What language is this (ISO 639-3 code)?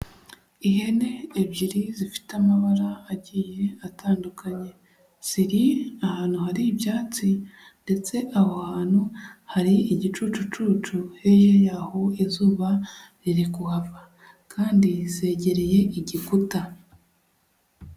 kin